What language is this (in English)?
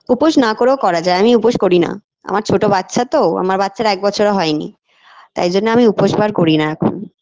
Bangla